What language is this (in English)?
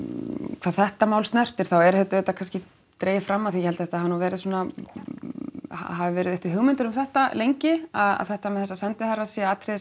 Icelandic